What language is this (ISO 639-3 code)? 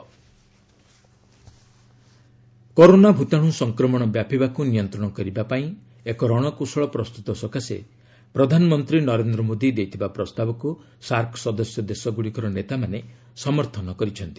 ori